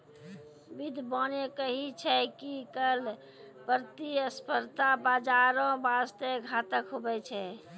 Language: Maithili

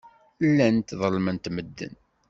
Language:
Kabyle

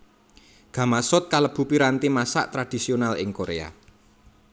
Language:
Javanese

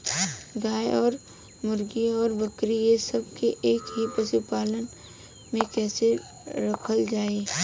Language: Bhojpuri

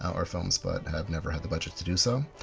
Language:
English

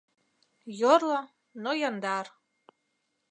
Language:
Mari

